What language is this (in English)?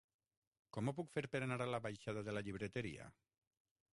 Catalan